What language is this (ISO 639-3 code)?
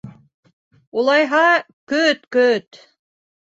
bak